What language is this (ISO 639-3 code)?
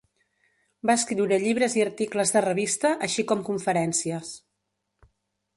cat